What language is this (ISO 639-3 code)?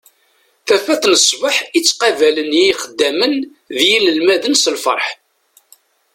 kab